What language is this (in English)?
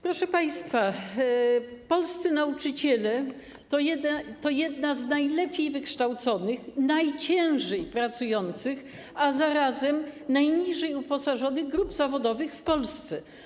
Polish